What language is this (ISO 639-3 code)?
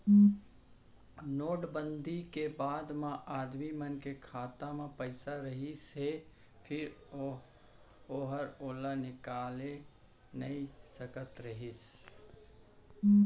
hne